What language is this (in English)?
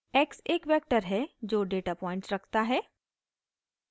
Hindi